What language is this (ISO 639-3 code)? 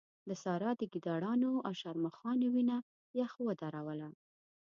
pus